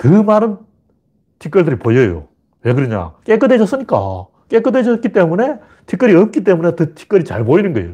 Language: Korean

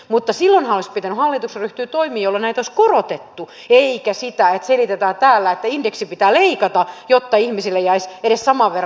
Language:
Finnish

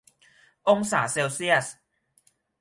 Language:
Thai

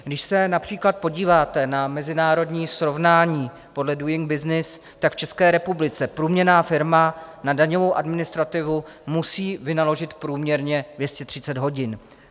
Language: Czech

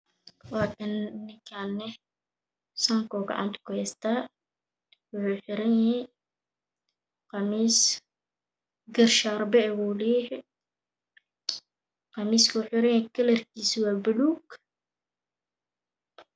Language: Somali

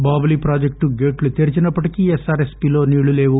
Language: Telugu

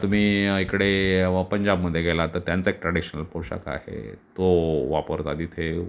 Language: Marathi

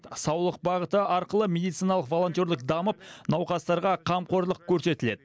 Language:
Kazakh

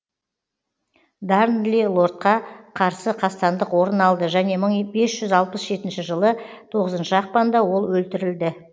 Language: Kazakh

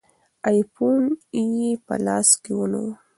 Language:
Pashto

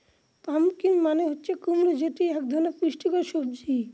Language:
Bangla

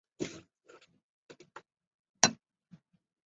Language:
Chinese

